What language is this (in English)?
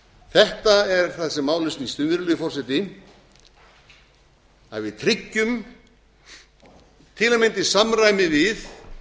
Icelandic